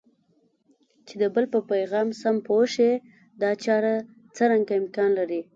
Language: Pashto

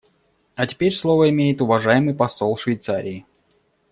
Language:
Russian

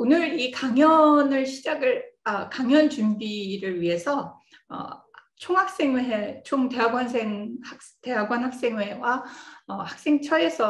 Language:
Korean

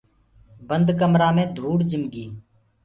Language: Gurgula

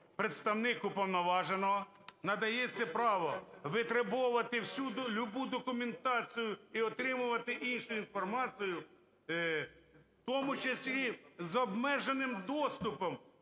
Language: Ukrainian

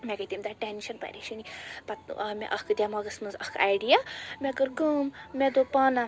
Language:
Kashmiri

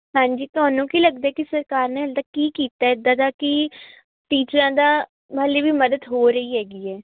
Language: Punjabi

